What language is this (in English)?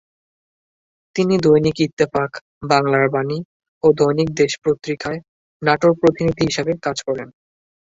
Bangla